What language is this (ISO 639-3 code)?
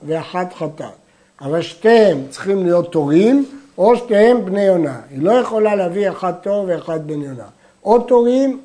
heb